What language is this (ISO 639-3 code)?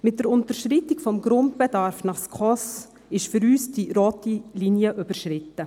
gsw